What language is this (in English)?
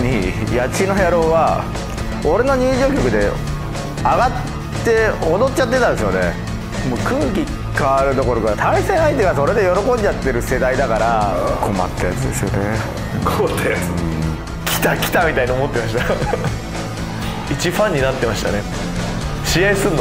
Japanese